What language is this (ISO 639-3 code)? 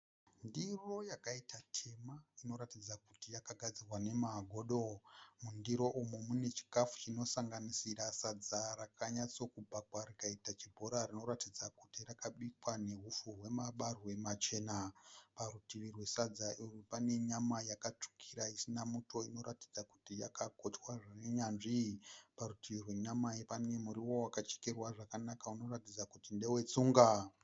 sna